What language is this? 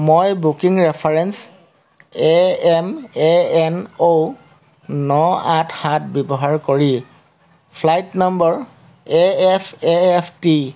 Assamese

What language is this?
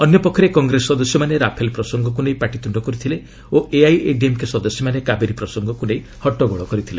Odia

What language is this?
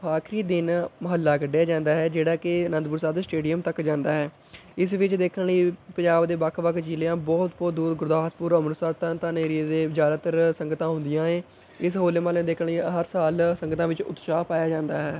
Punjabi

